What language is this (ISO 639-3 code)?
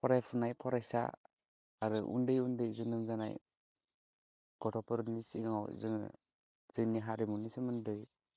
brx